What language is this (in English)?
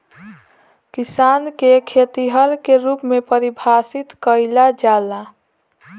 Bhojpuri